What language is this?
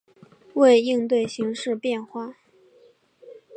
Chinese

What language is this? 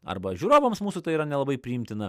Lithuanian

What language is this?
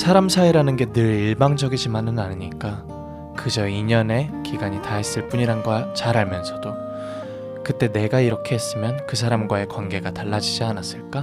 Korean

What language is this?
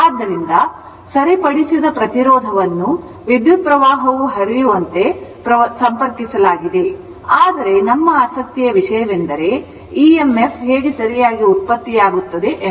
Kannada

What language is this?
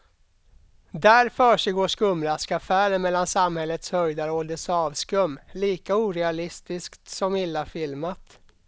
Swedish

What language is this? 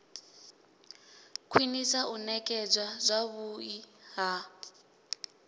Venda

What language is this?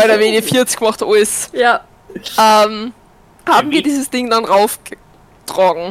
German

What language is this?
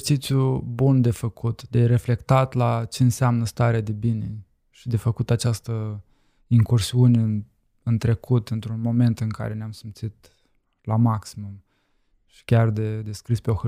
Romanian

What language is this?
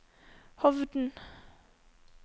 Norwegian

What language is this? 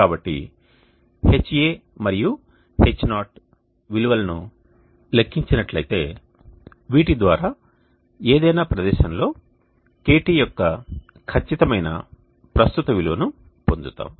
Telugu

